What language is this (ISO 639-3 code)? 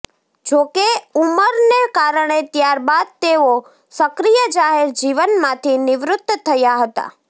guj